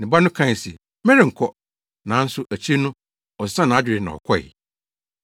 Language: Akan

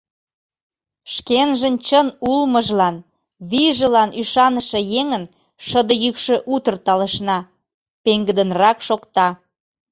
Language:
Mari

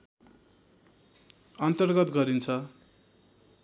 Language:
Nepali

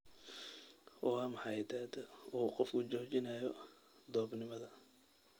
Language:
Somali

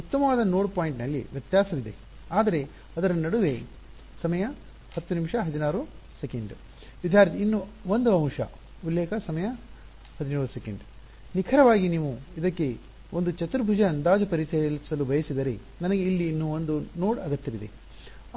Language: Kannada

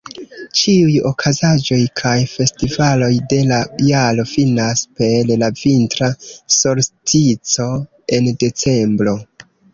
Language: Esperanto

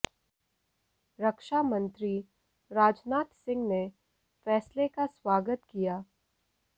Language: Hindi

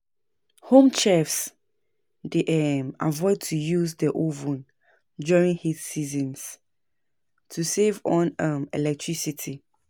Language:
Nigerian Pidgin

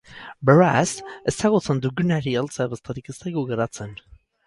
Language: Basque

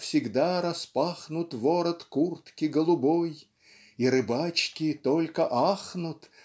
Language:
Russian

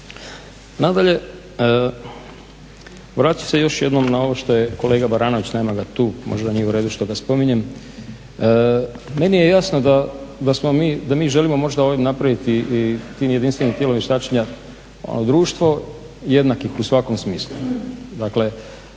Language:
Croatian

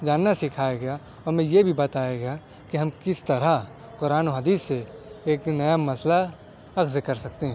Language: Urdu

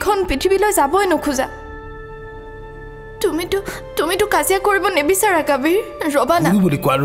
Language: Hindi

